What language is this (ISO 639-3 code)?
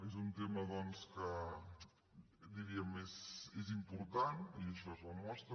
cat